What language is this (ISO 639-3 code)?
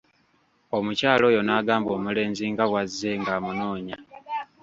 lug